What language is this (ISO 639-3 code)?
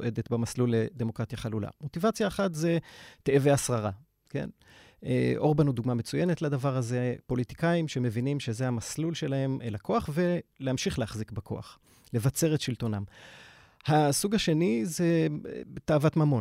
heb